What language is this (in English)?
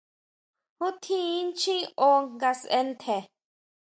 Huautla Mazatec